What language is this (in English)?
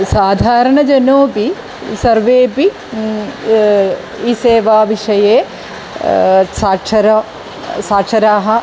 Sanskrit